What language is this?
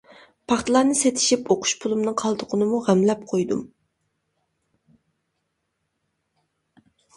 Uyghur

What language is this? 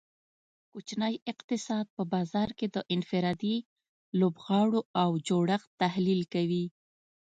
Pashto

